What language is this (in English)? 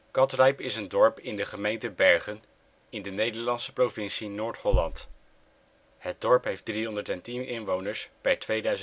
Dutch